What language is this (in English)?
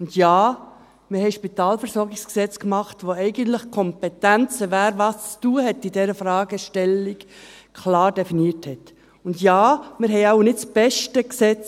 Swiss German